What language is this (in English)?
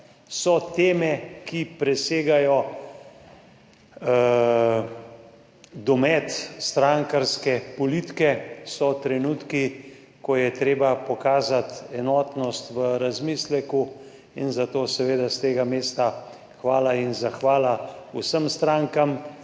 Slovenian